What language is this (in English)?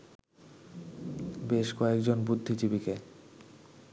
Bangla